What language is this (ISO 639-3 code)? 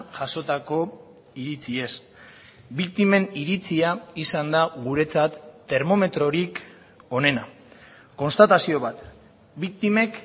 eus